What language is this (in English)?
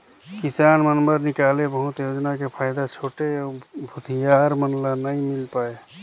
Chhattisgarhi